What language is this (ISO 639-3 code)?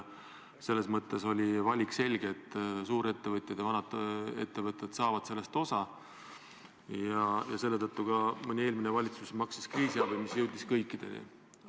est